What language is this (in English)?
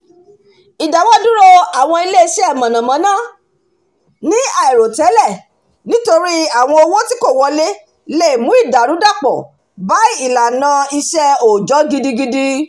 Yoruba